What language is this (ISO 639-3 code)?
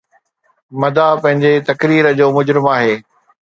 snd